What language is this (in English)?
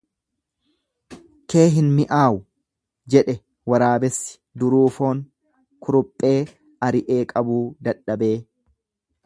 Oromo